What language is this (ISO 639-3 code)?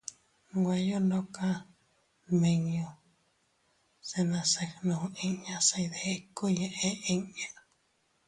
cut